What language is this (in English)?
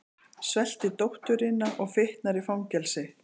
Icelandic